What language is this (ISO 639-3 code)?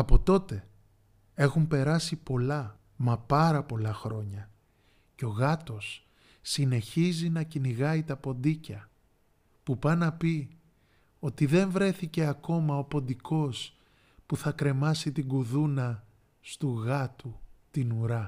ell